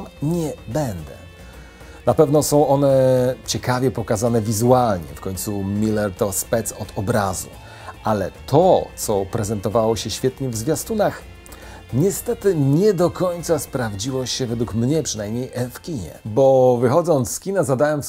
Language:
Polish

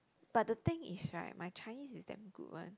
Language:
English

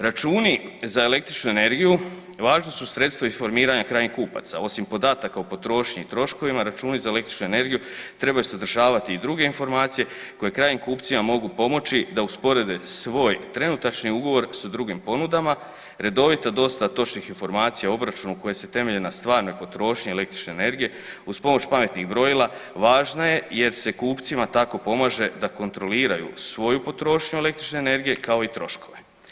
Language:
Croatian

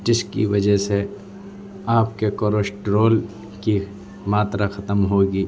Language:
Urdu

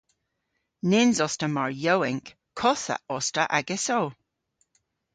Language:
Cornish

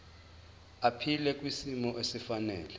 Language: Zulu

